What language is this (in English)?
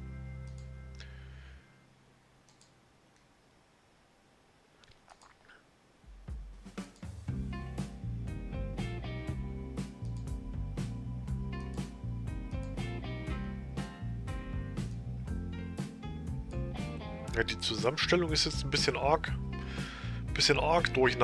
German